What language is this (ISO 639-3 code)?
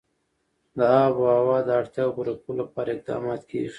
pus